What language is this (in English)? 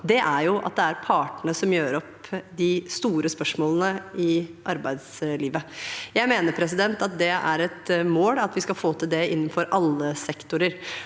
Norwegian